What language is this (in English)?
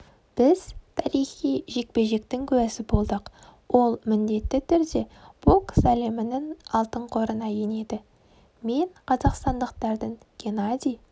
Kazakh